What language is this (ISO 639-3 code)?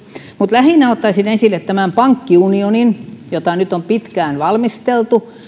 fin